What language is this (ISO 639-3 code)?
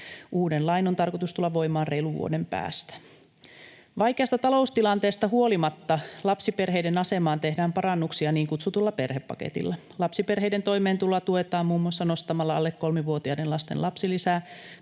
fin